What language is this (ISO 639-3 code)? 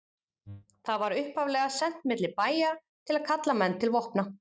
isl